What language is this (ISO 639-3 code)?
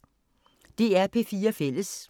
dan